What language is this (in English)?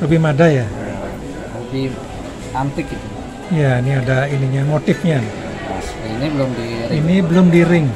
Indonesian